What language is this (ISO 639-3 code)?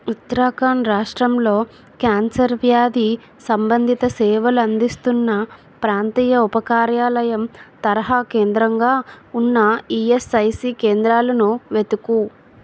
tel